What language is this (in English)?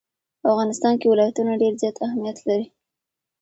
Pashto